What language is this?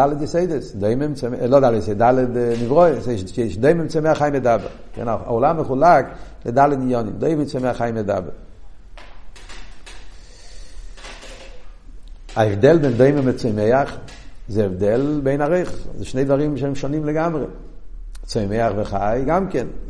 Hebrew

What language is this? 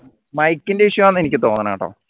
Malayalam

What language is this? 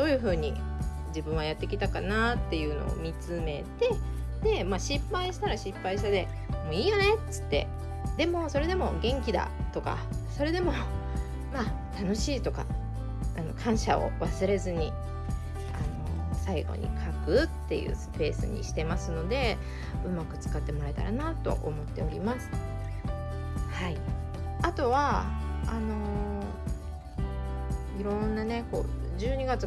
Japanese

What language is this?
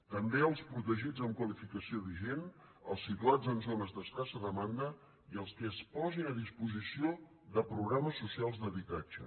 Catalan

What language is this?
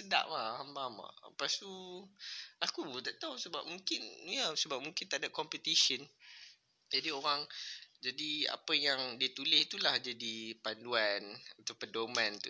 Malay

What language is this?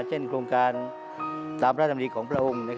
Thai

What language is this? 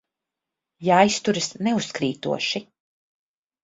Latvian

